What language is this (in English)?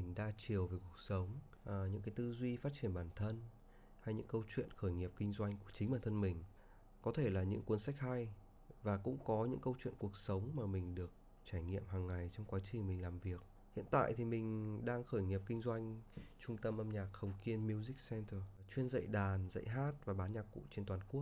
Vietnamese